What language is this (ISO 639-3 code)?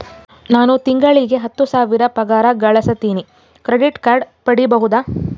kan